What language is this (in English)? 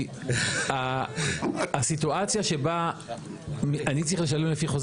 Hebrew